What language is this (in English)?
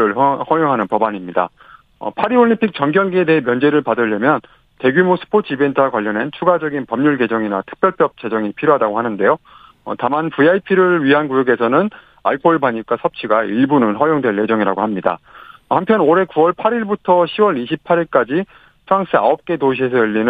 Korean